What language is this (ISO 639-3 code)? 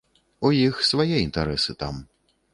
bel